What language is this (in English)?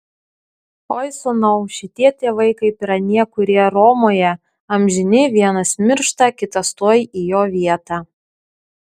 Lithuanian